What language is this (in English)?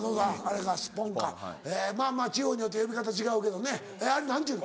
Japanese